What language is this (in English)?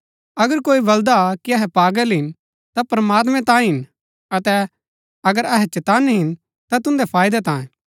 Gaddi